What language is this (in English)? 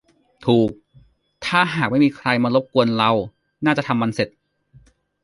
Thai